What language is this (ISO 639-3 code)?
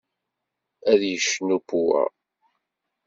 kab